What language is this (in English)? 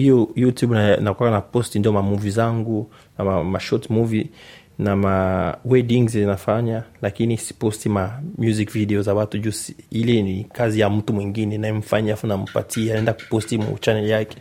Swahili